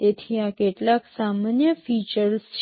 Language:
Gujarati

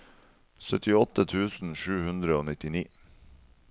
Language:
Norwegian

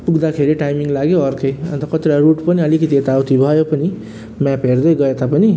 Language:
Nepali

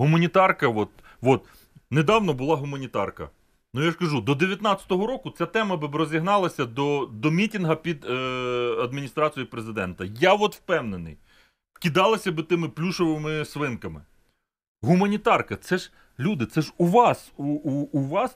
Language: Ukrainian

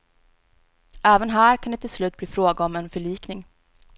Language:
Swedish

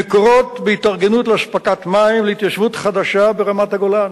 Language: Hebrew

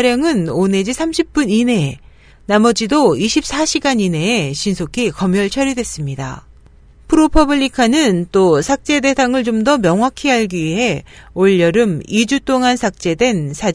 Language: Korean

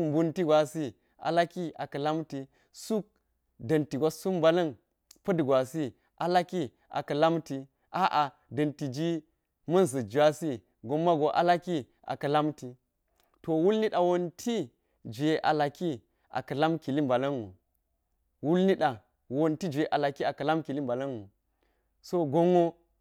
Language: Geji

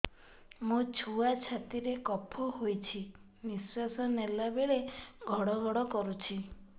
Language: Odia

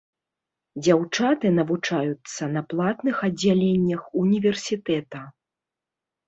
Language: Belarusian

